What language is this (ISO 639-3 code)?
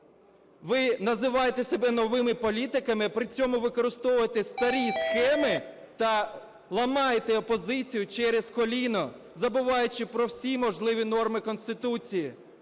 ukr